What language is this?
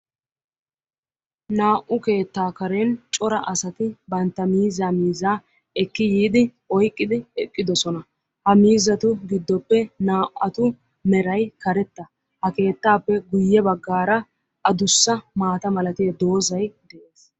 Wolaytta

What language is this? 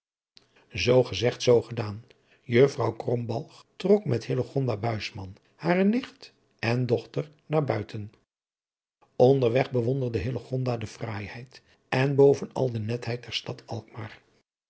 Dutch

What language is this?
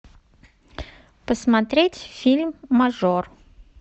Russian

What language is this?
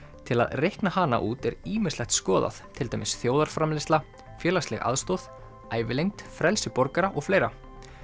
Icelandic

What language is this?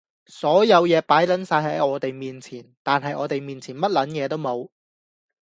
Cantonese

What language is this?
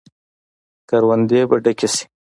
Pashto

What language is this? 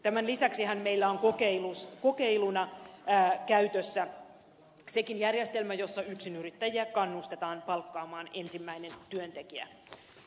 Finnish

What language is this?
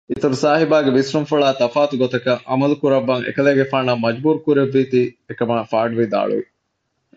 Divehi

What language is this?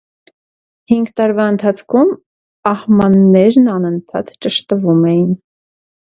Armenian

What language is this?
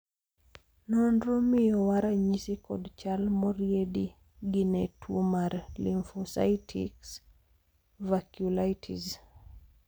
Luo (Kenya and Tanzania)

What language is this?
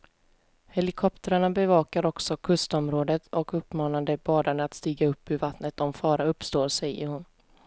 Swedish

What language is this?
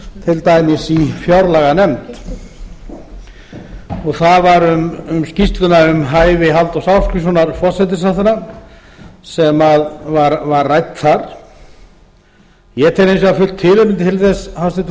Icelandic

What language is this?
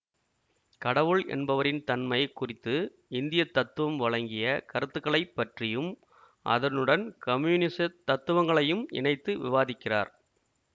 Tamil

